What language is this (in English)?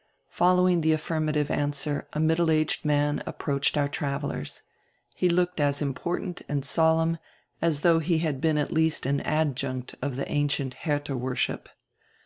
English